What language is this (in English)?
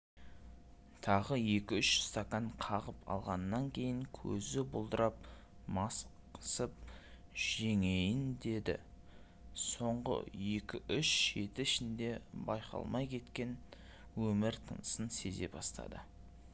Kazakh